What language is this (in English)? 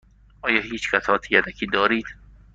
Persian